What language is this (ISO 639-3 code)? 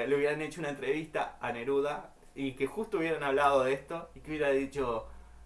spa